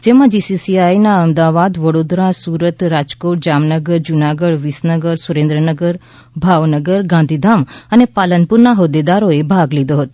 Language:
Gujarati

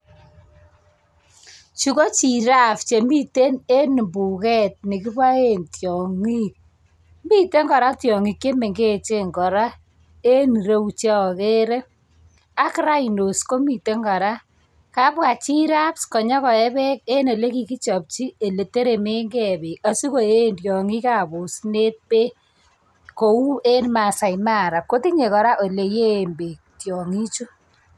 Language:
Kalenjin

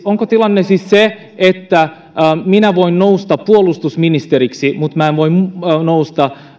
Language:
Finnish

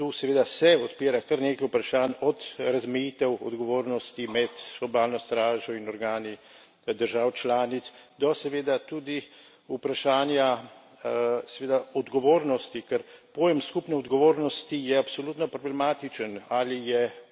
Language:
Slovenian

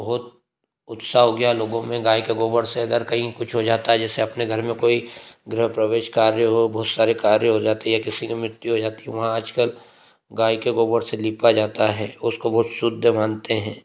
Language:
Hindi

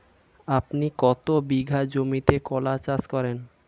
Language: Bangla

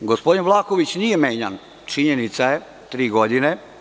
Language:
Serbian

